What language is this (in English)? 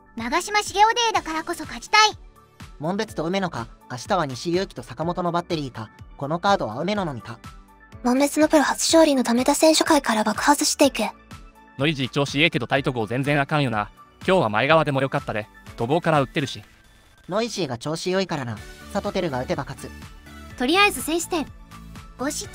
Japanese